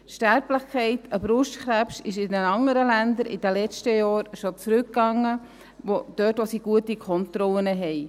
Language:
Swiss German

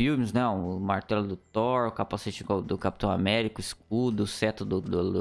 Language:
Portuguese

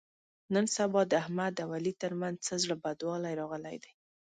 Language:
Pashto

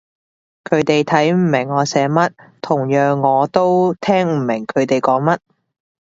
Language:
Cantonese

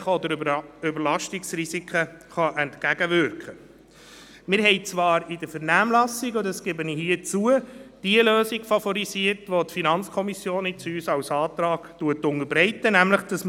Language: Swiss German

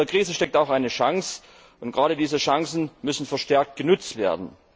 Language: German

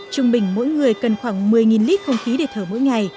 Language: Vietnamese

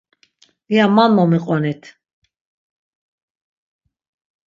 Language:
Laz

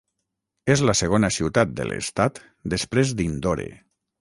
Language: Catalan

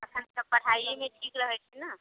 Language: Maithili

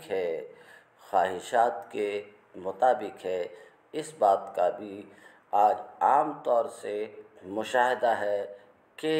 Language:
Arabic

